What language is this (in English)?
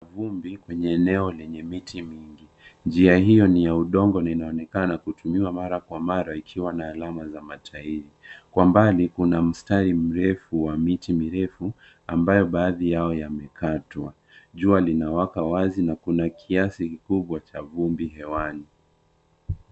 Swahili